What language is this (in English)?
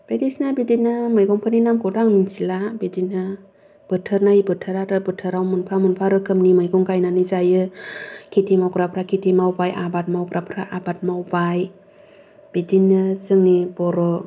Bodo